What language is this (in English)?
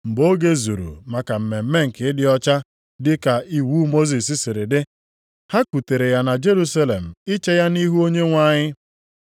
Igbo